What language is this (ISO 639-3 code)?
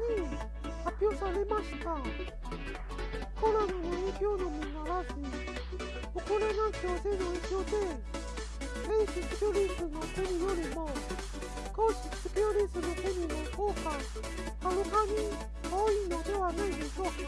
jpn